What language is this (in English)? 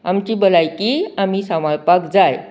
Konkani